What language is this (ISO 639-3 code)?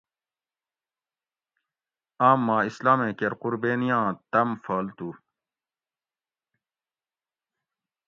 gwc